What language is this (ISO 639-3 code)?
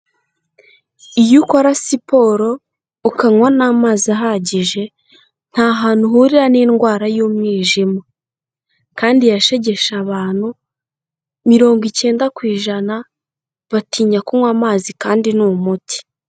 kin